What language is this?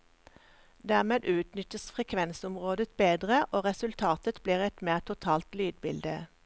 Norwegian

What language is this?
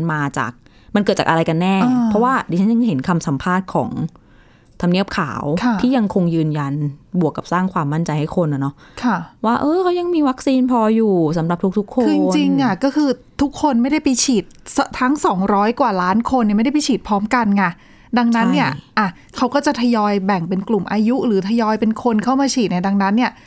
Thai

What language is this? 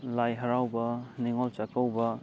Manipuri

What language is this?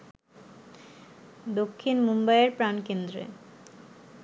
Bangla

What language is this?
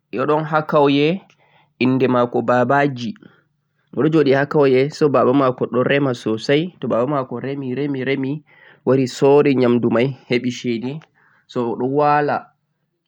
Central-Eastern Niger Fulfulde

